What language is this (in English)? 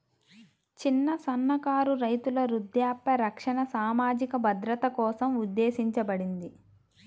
Telugu